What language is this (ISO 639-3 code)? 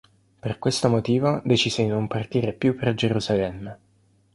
ita